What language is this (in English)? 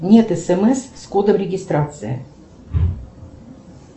Russian